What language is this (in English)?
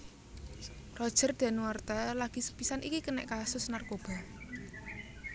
Javanese